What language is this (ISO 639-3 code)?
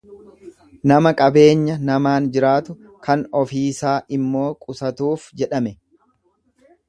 orm